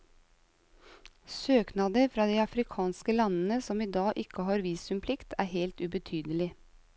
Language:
Norwegian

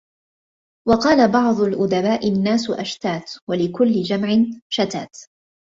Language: Arabic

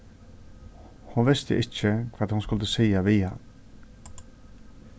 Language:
Faroese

